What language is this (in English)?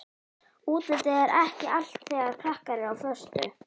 Icelandic